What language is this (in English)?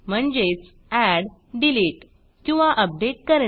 Marathi